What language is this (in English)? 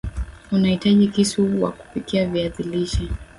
Swahili